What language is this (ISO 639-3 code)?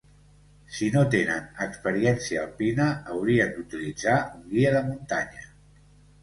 cat